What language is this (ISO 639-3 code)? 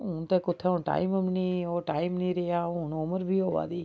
doi